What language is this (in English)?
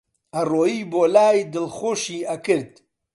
Central Kurdish